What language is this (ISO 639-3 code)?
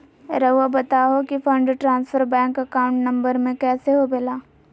mag